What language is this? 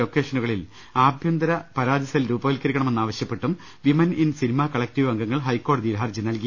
Malayalam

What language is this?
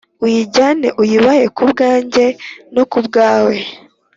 Kinyarwanda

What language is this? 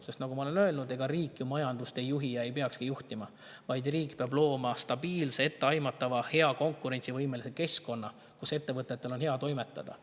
Estonian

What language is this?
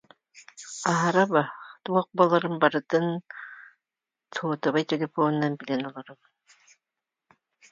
Yakut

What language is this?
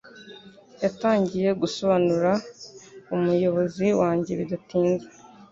Kinyarwanda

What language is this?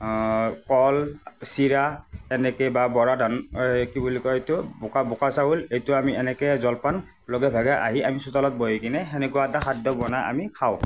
Assamese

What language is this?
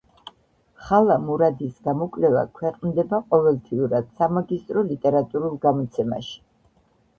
Georgian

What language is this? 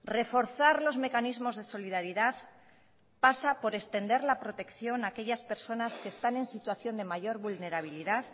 Spanish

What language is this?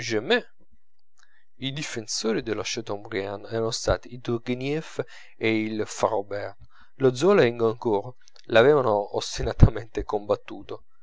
Italian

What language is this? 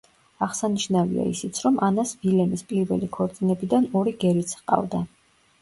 Georgian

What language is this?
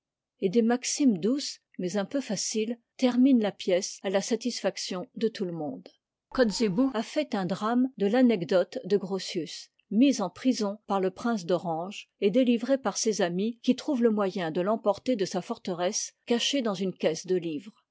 French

